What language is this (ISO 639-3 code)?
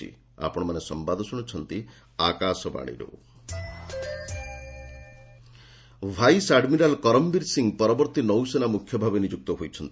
ori